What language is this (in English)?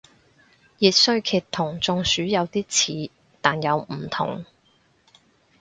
Cantonese